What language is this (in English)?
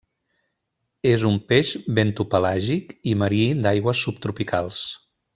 Catalan